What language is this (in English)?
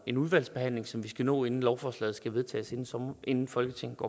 Danish